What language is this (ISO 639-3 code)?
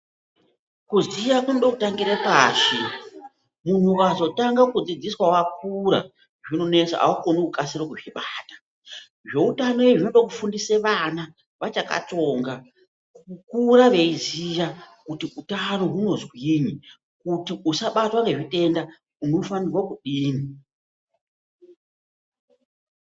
ndc